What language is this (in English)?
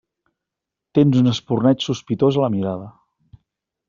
Catalan